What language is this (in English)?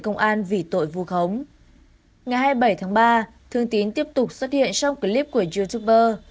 Vietnamese